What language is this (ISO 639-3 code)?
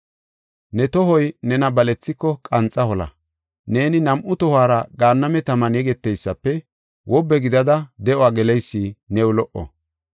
gof